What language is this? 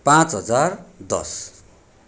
Nepali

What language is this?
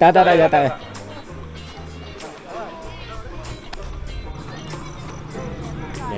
Malay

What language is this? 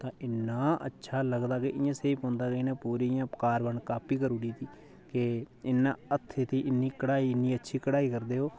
Dogri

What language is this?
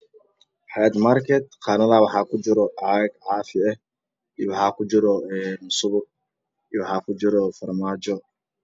Somali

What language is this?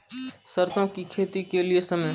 Maithili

